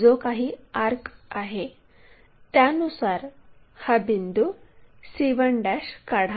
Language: Marathi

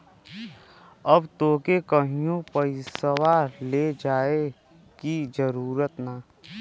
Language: Bhojpuri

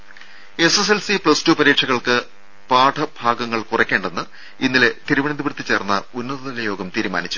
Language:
Malayalam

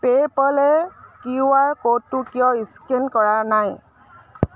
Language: Assamese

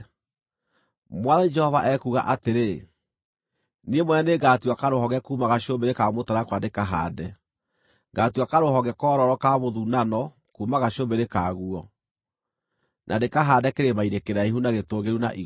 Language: Kikuyu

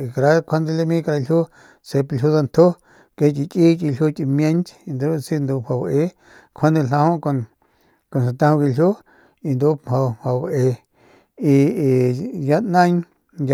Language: Northern Pame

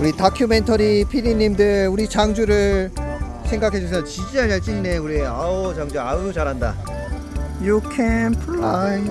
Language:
Korean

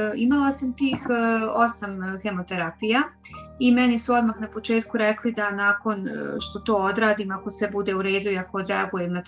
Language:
Croatian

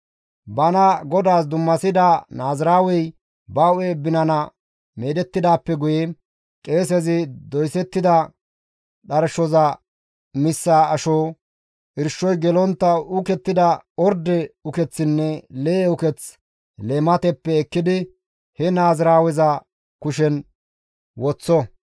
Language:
Gamo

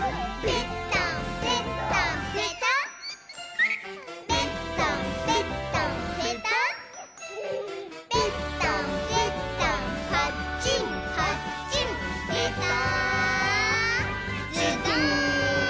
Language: Japanese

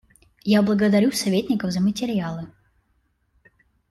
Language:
Russian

